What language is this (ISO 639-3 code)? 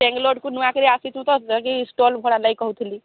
ori